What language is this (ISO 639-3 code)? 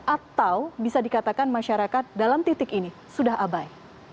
ind